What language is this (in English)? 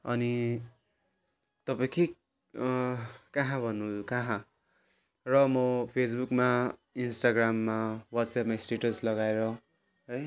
Nepali